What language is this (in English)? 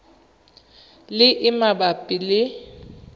Tswana